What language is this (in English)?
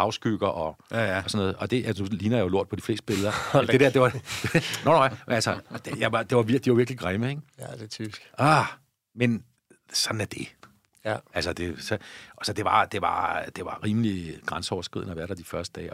Danish